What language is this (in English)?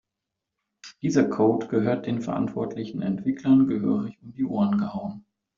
German